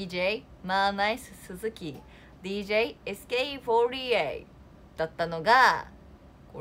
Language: Japanese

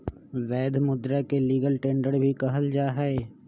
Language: Magahi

